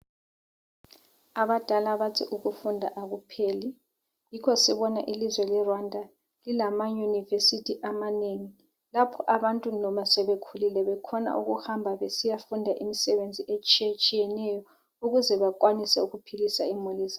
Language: North Ndebele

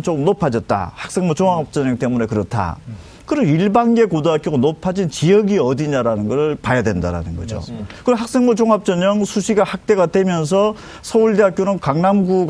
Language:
Korean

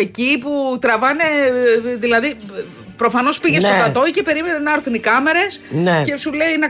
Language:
Greek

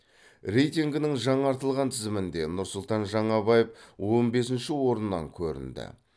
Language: Kazakh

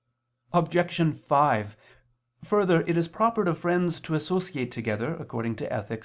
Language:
English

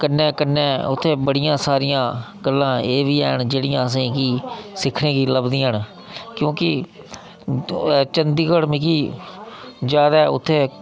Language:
Dogri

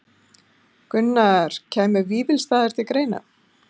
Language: Icelandic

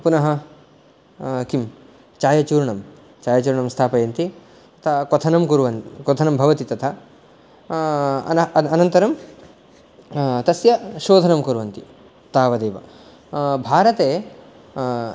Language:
Sanskrit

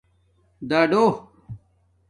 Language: Domaaki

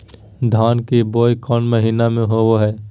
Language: Magahi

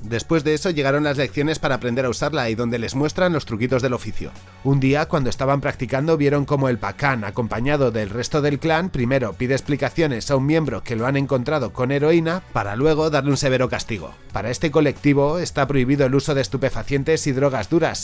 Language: Spanish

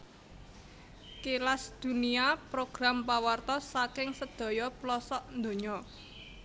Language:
Javanese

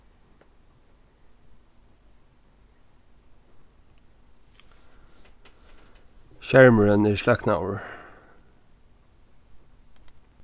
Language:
Faroese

